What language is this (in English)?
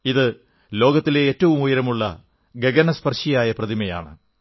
Malayalam